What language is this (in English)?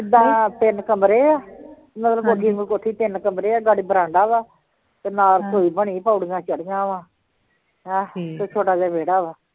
Punjabi